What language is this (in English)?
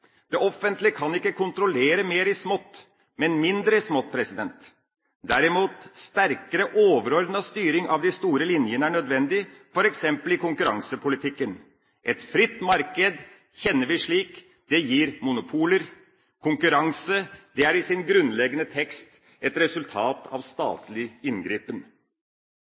Norwegian Bokmål